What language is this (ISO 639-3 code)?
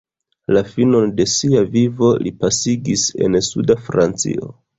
epo